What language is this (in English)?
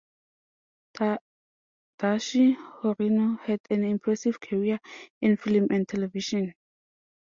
English